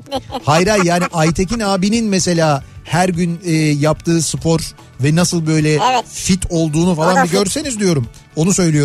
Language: Turkish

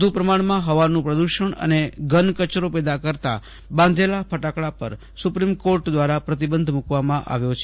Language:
Gujarati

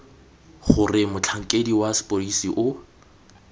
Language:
Tswana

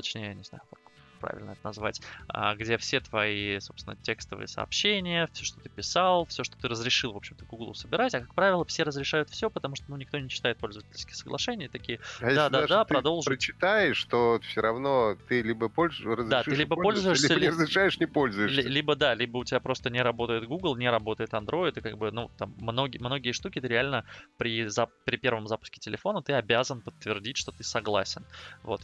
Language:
Russian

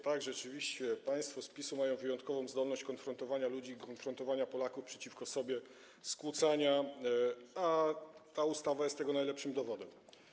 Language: Polish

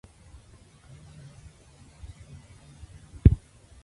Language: Spanish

